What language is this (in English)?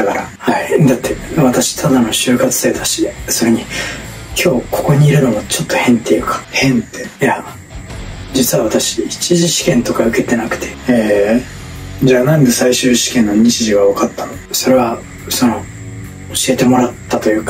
Japanese